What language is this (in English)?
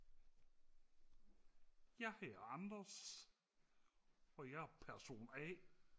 Danish